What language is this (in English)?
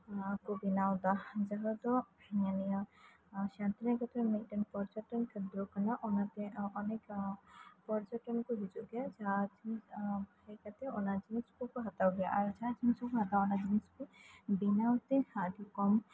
Santali